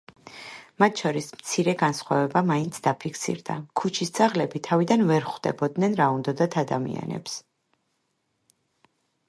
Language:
Georgian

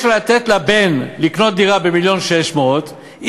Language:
Hebrew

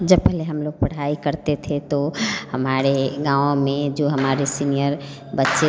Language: Hindi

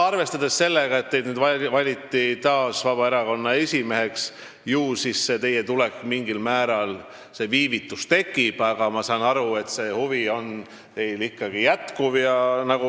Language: Estonian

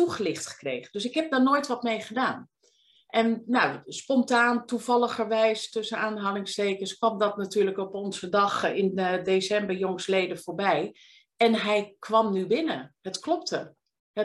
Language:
Dutch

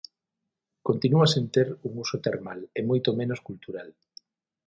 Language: Galician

